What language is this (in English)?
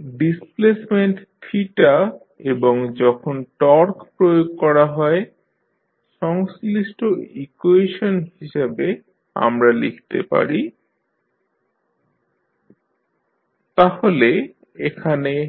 Bangla